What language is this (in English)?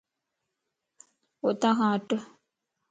Lasi